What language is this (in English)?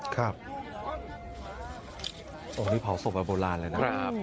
Thai